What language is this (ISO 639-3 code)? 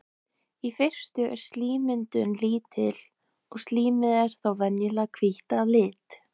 isl